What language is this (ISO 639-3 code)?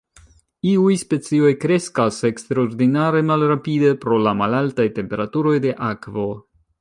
epo